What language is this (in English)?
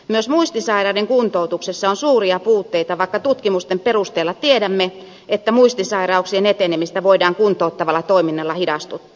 Finnish